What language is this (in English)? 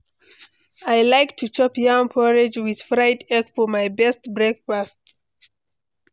Nigerian Pidgin